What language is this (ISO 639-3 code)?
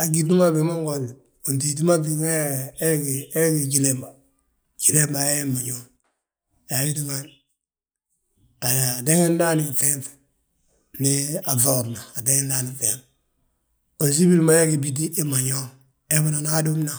bjt